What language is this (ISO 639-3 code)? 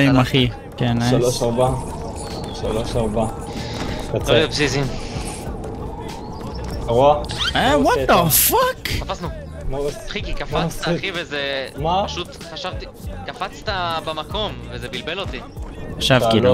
heb